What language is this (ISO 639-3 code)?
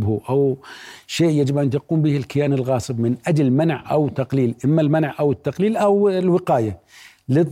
ara